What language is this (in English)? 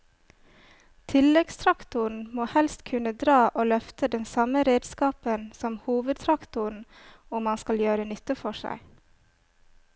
Norwegian